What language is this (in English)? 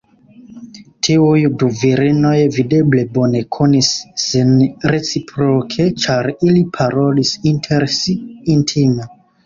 Esperanto